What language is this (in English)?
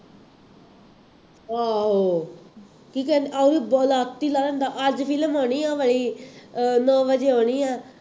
Punjabi